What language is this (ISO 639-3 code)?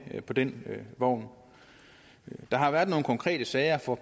dan